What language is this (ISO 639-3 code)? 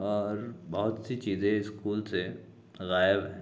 urd